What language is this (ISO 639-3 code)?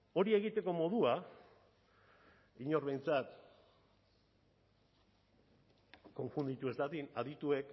eus